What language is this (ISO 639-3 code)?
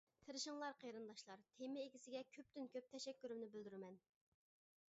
uig